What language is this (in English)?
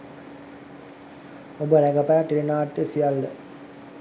Sinhala